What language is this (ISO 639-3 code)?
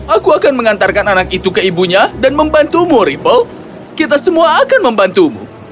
ind